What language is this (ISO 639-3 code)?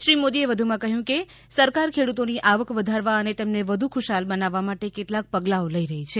guj